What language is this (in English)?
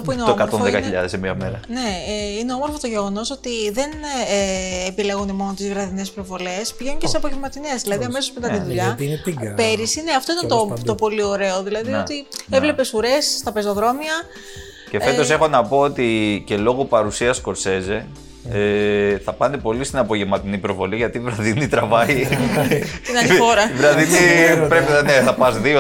Greek